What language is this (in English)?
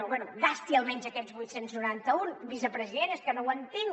Catalan